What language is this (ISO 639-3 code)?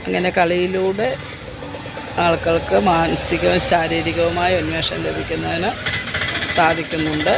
mal